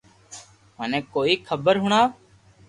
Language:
Loarki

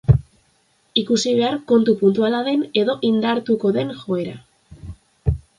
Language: Basque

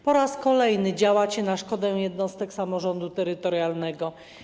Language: Polish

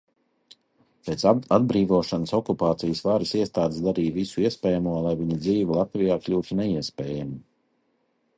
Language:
Latvian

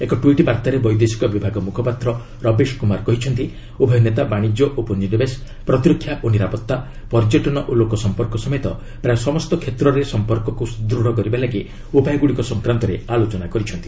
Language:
Odia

